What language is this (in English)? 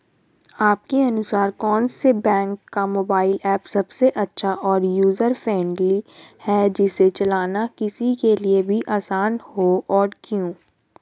Hindi